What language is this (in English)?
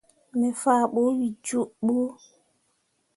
Mundang